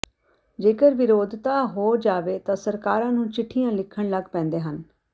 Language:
Punjabi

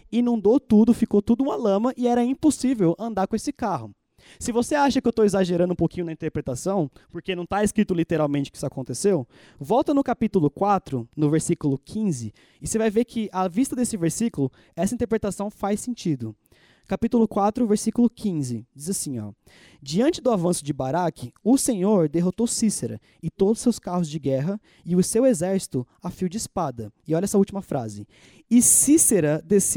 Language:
Portuguese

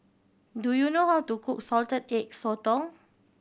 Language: English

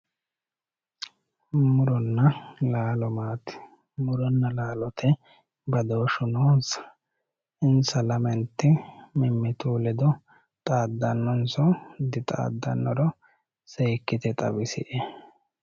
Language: Sidamo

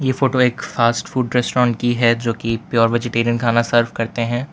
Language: Hindi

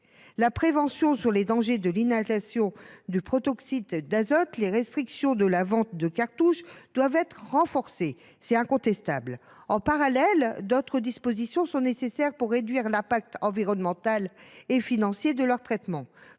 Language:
French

